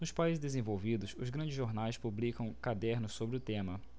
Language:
Portuguese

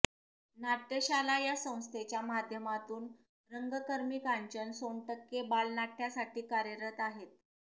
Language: Marathi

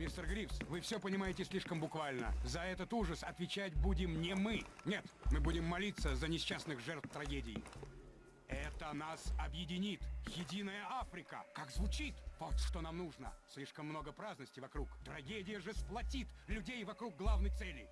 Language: Russian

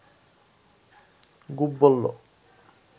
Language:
Bangla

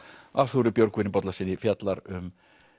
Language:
Icelandic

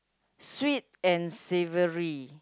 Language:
English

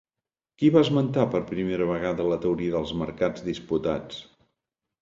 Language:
Catalan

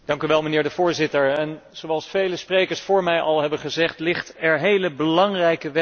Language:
Dutch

